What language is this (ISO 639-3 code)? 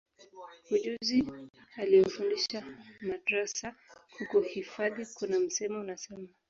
swa